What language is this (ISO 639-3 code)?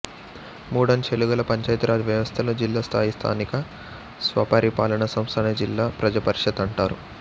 tel